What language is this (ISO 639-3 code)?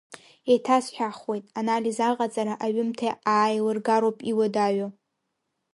abk